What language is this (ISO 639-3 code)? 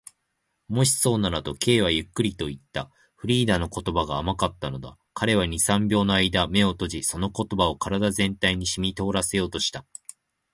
jpn